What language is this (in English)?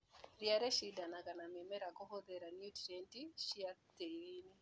Kikuyu